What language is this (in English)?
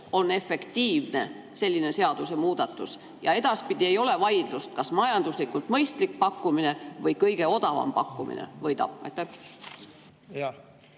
Estonian